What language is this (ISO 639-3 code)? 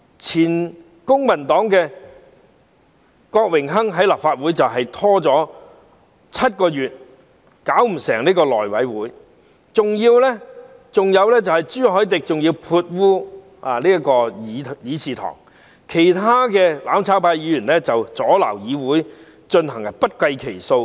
yue